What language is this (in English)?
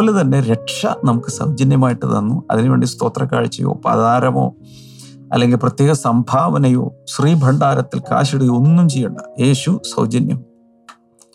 Malayalam